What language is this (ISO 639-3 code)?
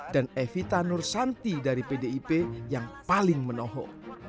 ind